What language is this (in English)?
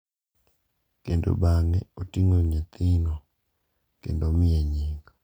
Luo (Kenya and Tanzania)